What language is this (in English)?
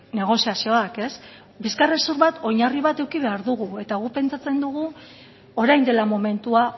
Basque